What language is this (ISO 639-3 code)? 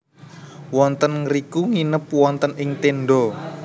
jav